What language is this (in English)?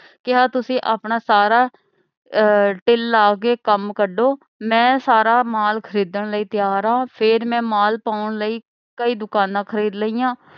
Punjabi